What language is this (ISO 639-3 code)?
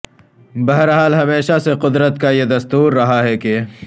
urd